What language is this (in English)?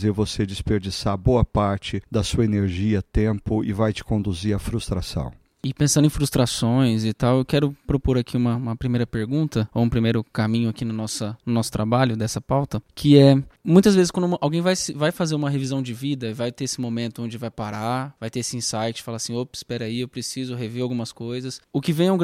Portuguese